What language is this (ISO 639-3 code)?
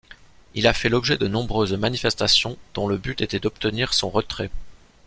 fra